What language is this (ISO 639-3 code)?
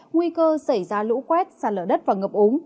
vie